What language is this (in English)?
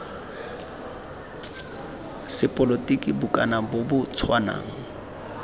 Tswana